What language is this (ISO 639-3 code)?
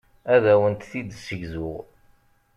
kab